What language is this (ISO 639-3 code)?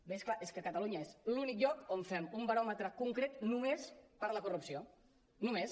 cat